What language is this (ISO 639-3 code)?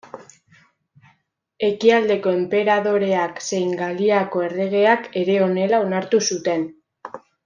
eus